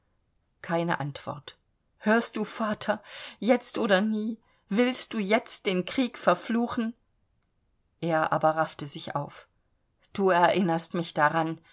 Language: German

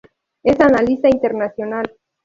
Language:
Spanish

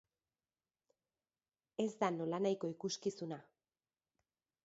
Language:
Basque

